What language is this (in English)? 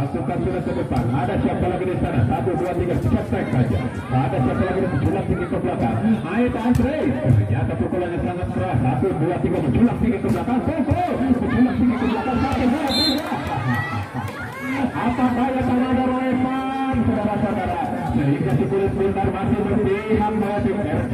Indonesian